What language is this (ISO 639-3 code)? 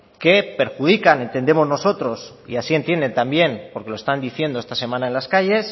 spa